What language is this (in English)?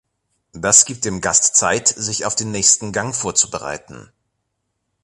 German